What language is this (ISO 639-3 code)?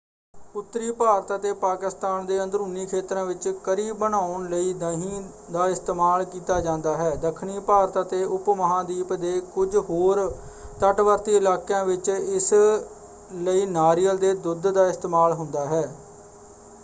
pan